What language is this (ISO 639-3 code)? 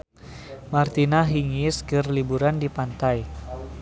sun